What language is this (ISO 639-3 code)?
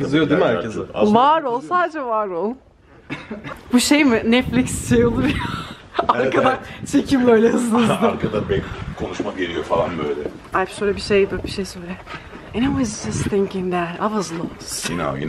tur